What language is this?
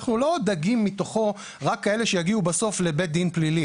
Hebrew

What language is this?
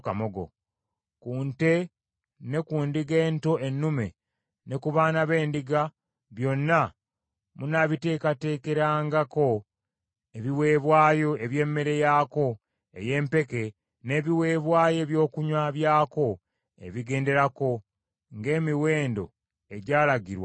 Ganda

